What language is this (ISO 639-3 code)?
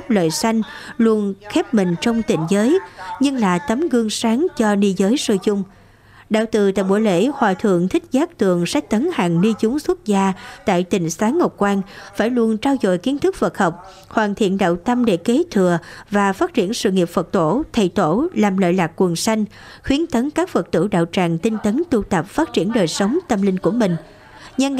vie